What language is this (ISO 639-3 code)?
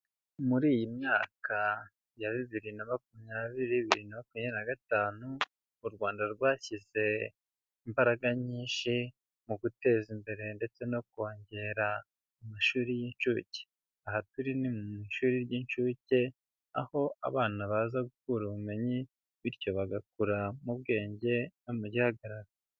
kin